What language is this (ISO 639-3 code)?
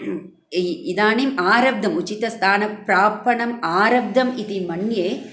san